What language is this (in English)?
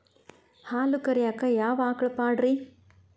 Kannada